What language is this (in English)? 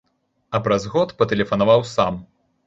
Belarusian